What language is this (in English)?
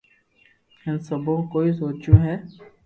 Loarki